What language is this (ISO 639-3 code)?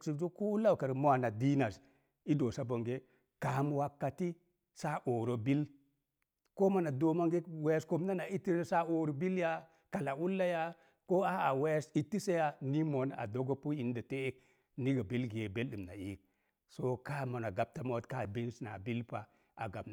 ver